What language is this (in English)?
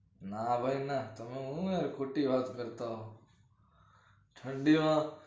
Gujarati